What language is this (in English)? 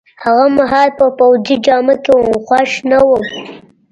Pashto